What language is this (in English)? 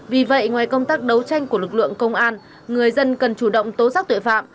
Vietnamese